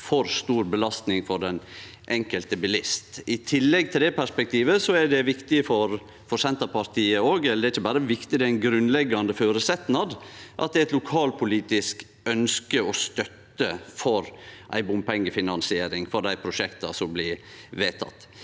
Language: Norwegian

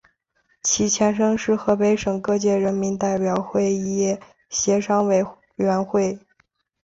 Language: Chinese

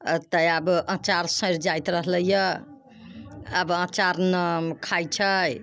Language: Maithili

